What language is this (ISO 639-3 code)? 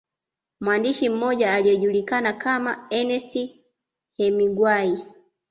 swa